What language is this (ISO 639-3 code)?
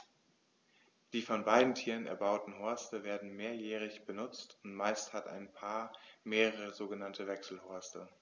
deu